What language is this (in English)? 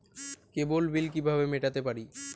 Bangla